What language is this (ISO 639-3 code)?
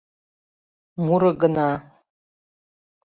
chm